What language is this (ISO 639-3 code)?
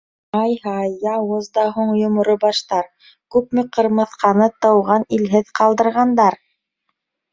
bak